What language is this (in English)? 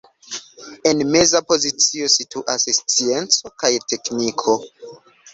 Esperanto